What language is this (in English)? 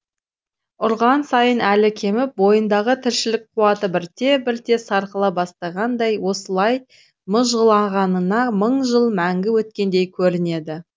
Kazakh